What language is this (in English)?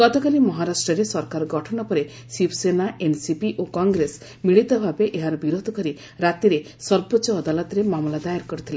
Odia